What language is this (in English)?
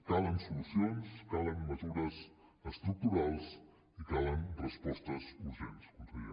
Catalan